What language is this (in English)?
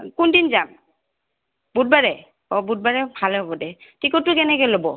Assamese